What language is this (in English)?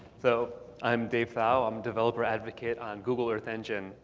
English